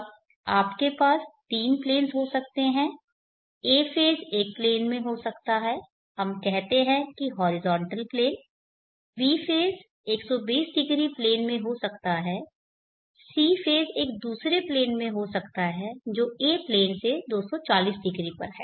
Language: Hindi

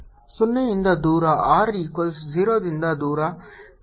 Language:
Kannada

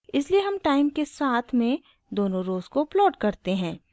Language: Hindi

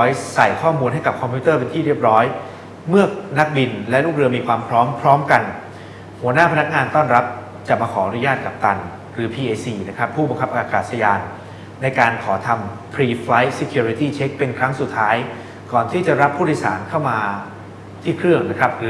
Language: Thai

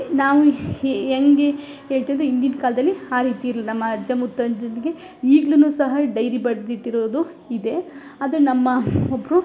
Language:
Kannada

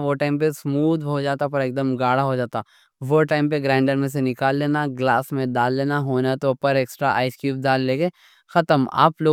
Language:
Deccan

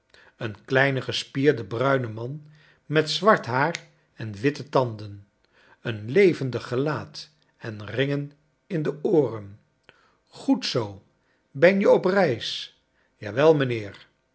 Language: Dutch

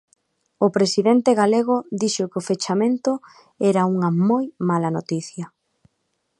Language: Galician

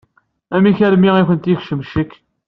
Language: Kabyle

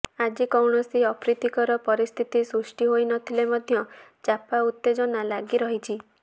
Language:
Odia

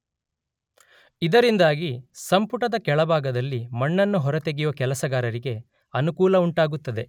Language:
Kannada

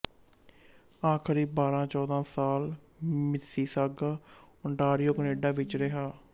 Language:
Punjabi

